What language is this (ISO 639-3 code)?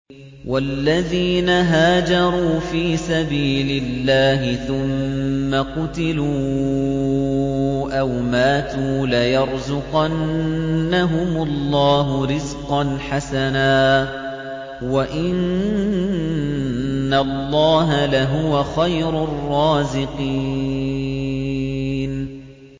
ara